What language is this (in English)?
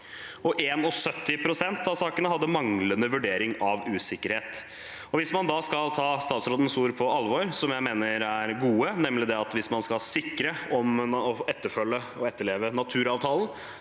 Norwegian